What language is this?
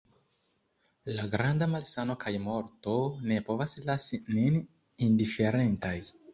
Esperanto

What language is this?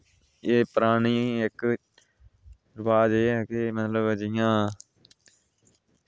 Dogri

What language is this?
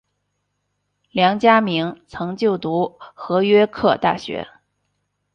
Chinese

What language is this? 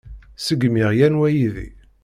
Kabyle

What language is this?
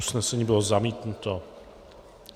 Czech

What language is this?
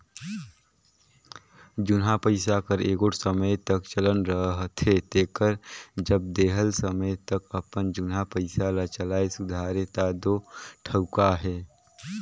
Chhattisgarhi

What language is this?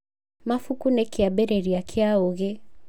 Kikuyu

